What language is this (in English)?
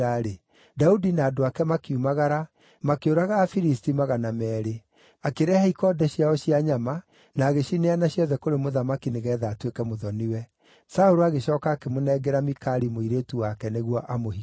Kikuyu